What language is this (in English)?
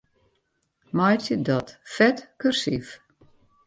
Western Frisian